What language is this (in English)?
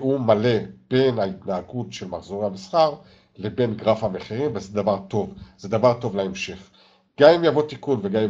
Hebrew